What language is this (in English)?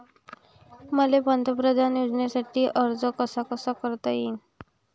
Marathi